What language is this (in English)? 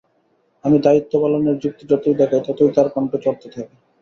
Bangla